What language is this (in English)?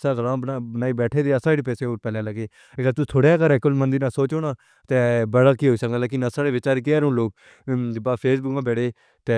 Pahari-Potwari